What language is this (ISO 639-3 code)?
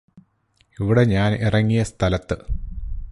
mal